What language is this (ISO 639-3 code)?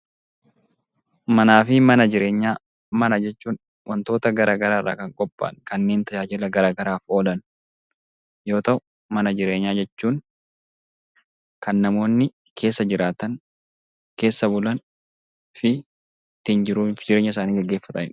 orm